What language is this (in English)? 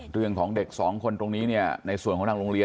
Thai